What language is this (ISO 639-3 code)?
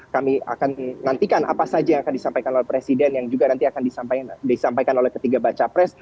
ind